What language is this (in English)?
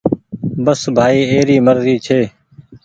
Goaria